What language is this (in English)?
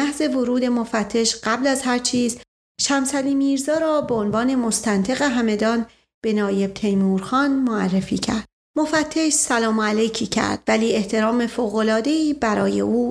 Persian